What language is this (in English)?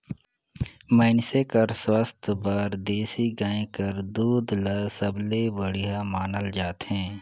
Chhattisgarhi